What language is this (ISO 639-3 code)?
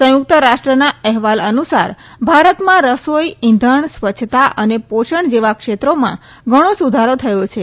guj